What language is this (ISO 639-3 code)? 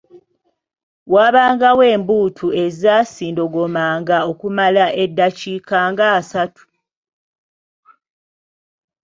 lug